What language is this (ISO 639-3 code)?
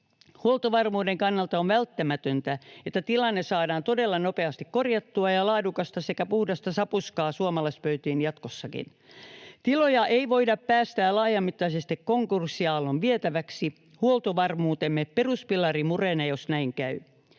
fin